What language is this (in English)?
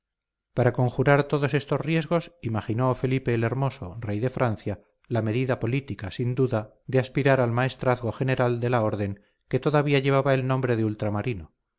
Spanish